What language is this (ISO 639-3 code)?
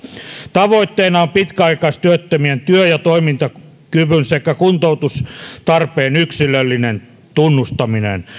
fin